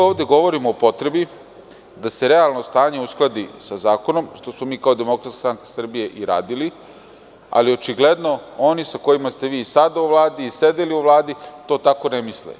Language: Serbian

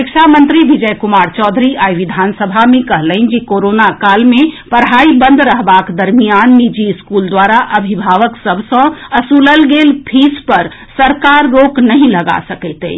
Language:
Maithili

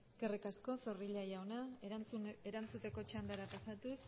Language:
Basque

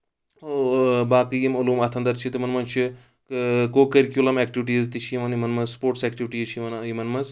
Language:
Kashmiri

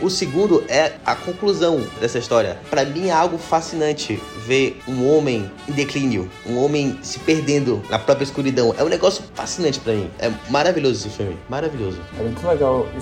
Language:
Portuguese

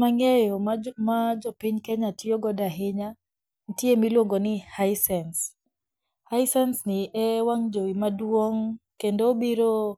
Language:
Luo (Kenya and Tanzania)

